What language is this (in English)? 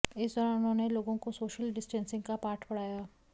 Hindi